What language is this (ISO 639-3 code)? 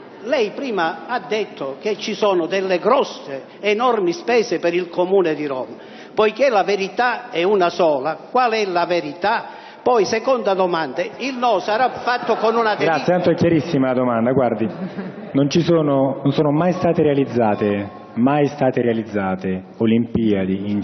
ita